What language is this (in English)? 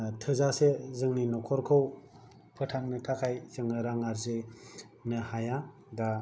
Bodo